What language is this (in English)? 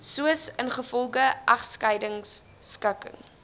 Afrikaans